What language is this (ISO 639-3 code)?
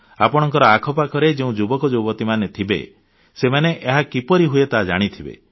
ori